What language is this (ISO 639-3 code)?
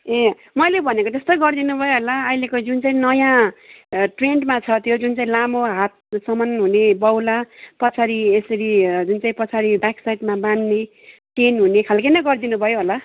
nep